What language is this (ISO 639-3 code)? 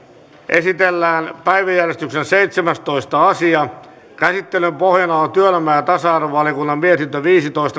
fin